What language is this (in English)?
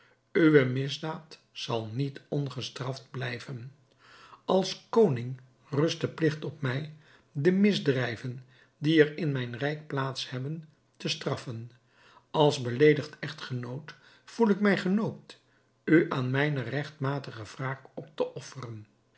Dutch